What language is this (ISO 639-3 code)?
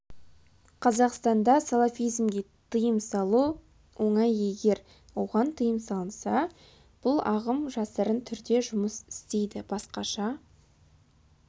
kaz